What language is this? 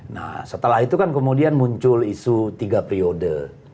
Indonesian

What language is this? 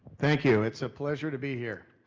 English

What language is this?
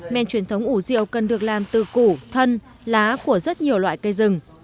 Vietnamese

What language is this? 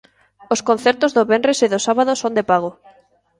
Galician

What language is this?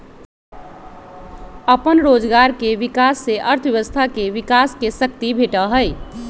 Magahi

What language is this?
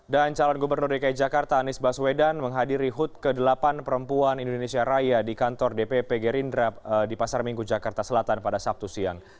Indonesian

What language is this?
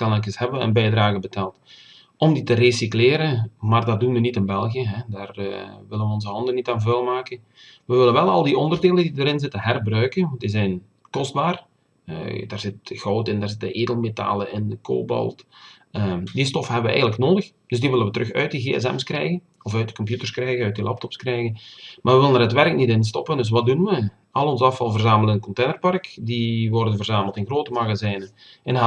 Dutch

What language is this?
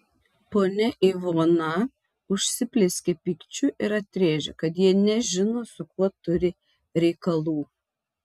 Lithuanian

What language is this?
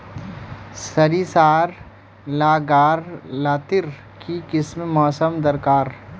Magahi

